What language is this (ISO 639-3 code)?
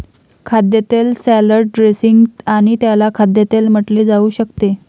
mar